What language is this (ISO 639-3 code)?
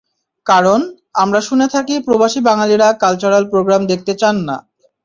ben